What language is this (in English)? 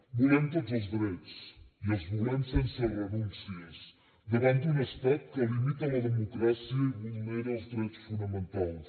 Catalan